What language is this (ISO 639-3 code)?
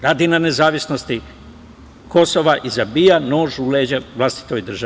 srp